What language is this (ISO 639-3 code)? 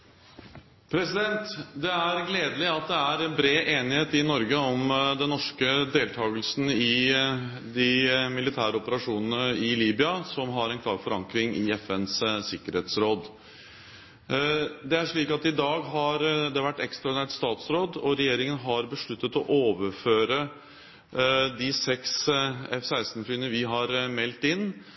nob